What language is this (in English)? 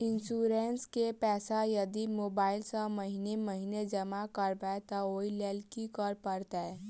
Maithili